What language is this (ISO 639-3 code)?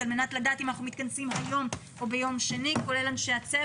heb